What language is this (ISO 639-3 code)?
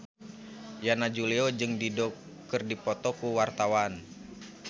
sun